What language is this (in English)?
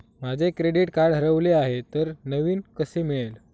Marathi